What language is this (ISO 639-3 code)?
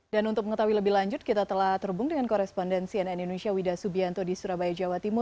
ind